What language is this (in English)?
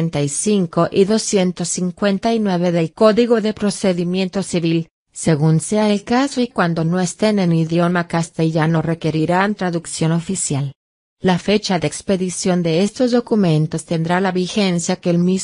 Spanish